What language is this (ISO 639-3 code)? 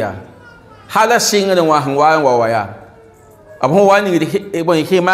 ara